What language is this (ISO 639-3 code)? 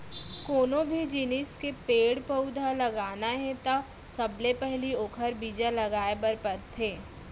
hne